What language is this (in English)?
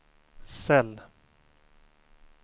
Swedish